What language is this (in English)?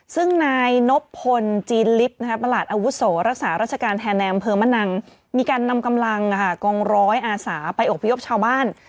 Thai